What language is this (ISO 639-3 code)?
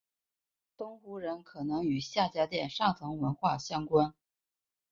zho